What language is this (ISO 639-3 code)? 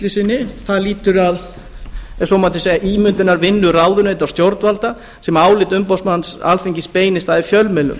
isl